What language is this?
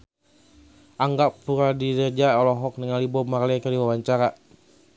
Sundanese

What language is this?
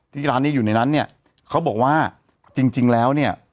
Thai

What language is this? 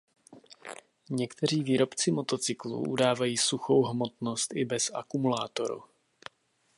Czech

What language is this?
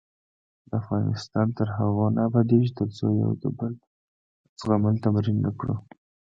Pashto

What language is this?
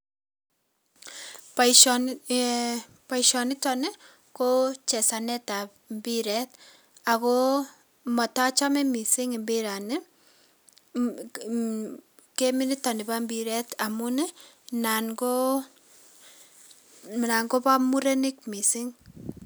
Kalenjin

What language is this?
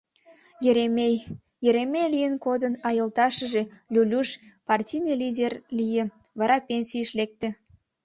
Mari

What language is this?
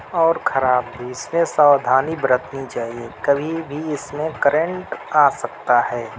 Urdu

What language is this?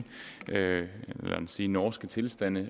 Danish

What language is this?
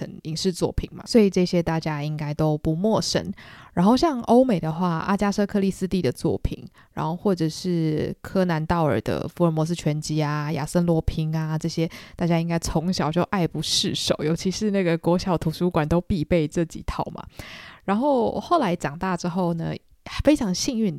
Chinese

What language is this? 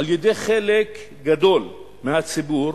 Hebrew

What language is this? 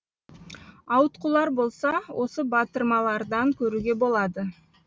Kazakh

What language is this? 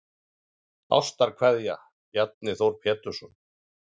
Icelandic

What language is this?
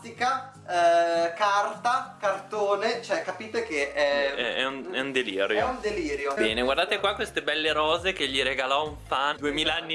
Italian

